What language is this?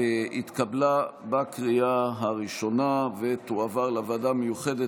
Hebrew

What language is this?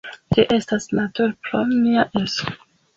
Esperanto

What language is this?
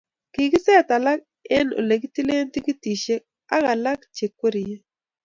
Kalenjin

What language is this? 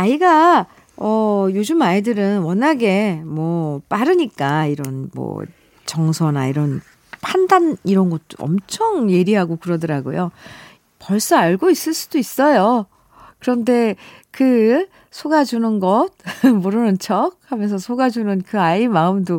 Korean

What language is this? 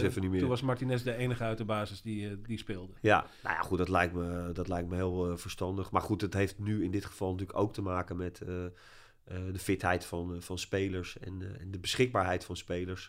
Dutch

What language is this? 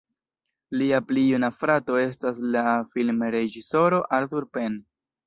Esperanto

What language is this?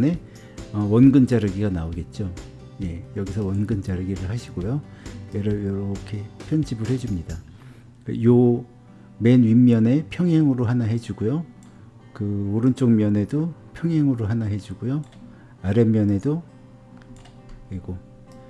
Korean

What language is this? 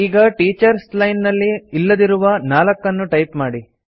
Kannada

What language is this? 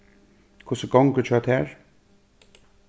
Faroese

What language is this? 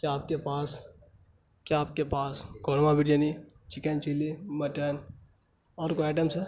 Urdu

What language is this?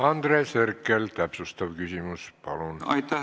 Estonian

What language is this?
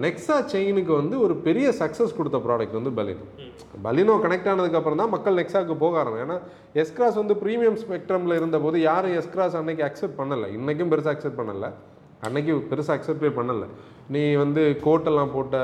Tamil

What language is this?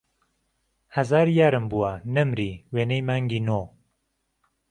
Central Kurdish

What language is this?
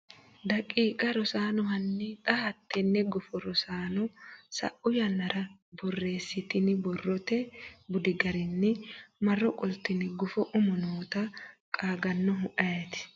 Sidamo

